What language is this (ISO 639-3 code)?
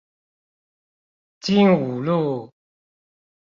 zho